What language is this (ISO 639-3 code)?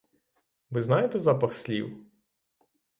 ukr